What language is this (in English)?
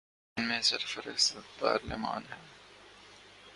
Urdu